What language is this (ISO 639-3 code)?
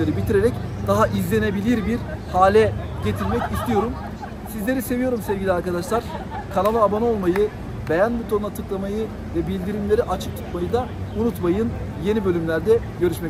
tur